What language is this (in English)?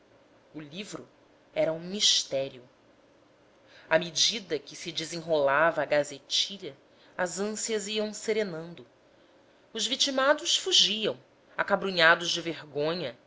Portuguese